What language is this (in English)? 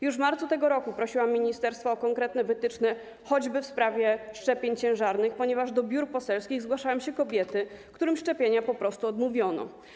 Polish